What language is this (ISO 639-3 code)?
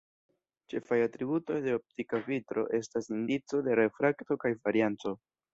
epo